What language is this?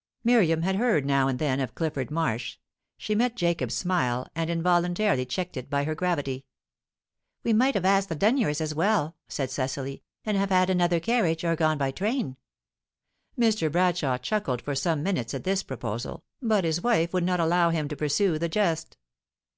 English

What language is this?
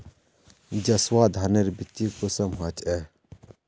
Magahi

